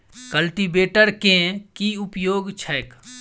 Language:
Maithili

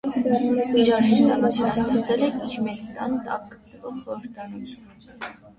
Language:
Armenian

